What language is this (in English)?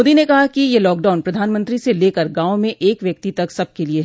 Hindi